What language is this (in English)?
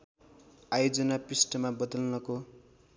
Nepali